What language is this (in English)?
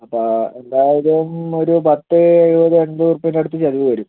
Malayalam